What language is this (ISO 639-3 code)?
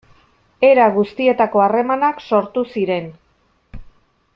eus